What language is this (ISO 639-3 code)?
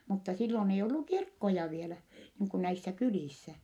fin